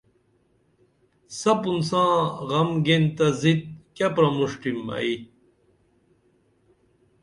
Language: Dameli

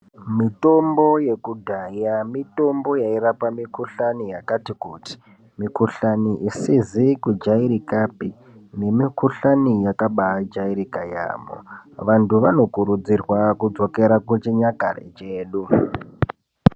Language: Ndau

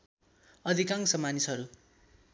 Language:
Nepali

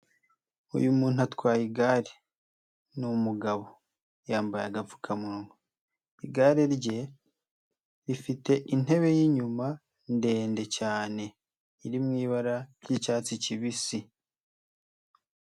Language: Kinyarwanda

